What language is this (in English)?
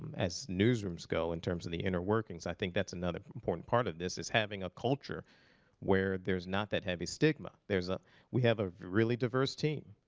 English